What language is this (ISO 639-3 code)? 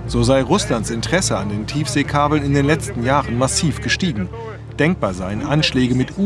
deu